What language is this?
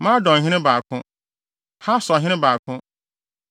Akan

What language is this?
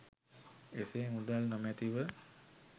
Sinhala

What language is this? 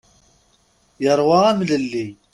Kabyle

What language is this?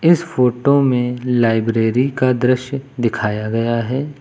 Hindi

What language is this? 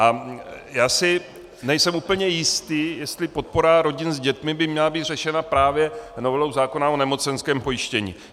Czech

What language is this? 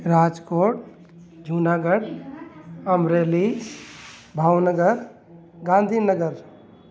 Sindhi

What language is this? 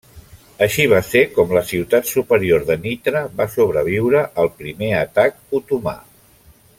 Catalan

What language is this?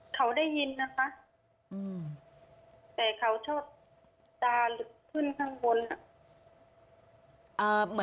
Thai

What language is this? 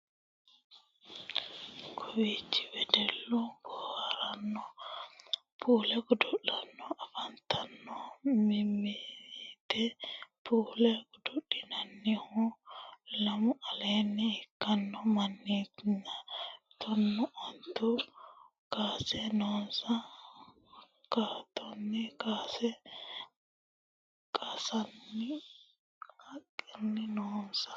Sidamo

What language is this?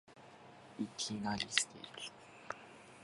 Japanese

